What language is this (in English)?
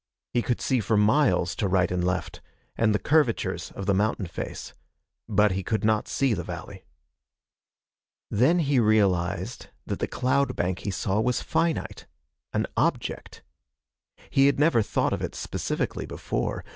English